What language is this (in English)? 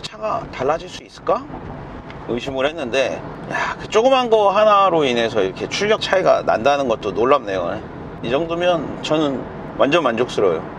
Korean